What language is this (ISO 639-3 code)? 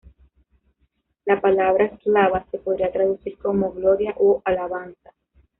spa